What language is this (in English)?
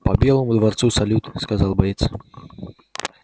Russian